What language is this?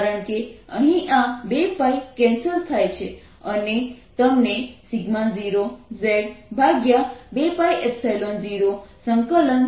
Gujarati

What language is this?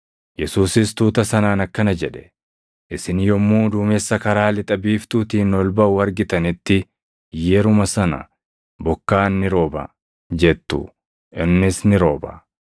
Oromo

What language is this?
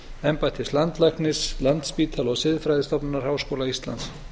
Icelandic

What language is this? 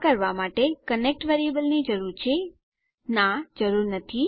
Gujarati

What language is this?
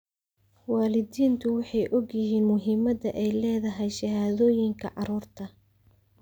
Somali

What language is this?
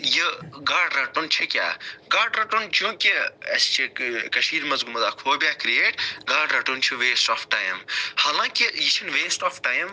Kashmiri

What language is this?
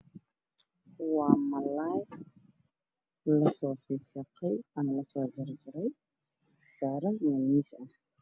Somali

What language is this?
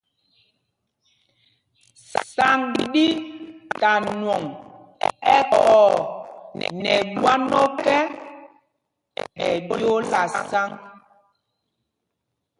Mpumpong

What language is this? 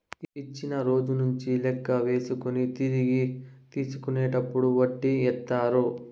Telugu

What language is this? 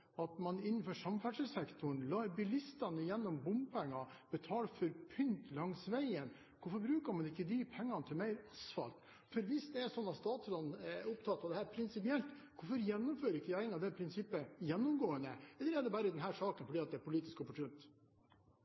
Norwegian Bokmål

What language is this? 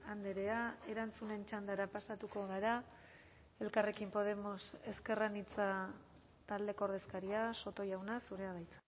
Basque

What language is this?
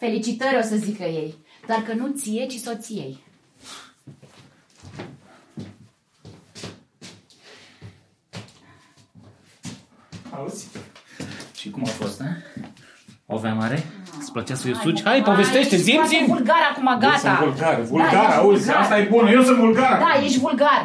Romanian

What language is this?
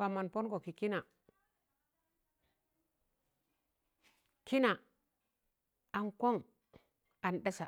Tangale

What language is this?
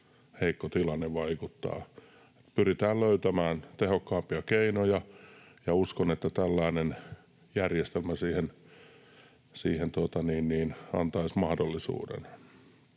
Finnish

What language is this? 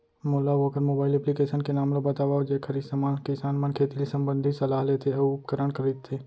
Chhattisgarhi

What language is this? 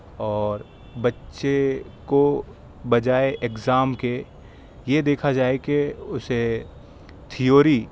Urdu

